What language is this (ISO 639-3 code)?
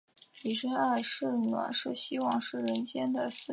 zho